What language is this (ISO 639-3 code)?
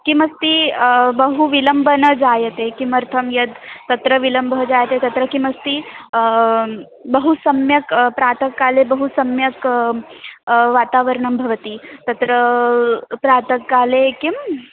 san